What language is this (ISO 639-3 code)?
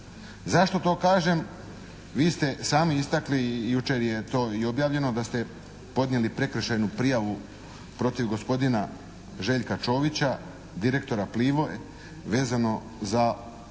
hrv